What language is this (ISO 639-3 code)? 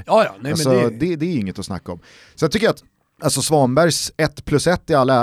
swe